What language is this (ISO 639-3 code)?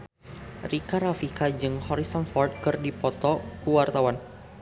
sun